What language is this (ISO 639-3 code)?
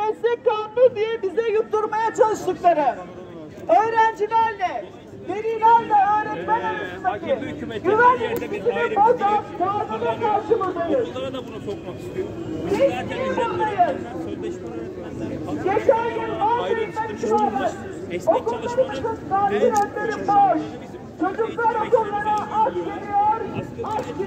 tur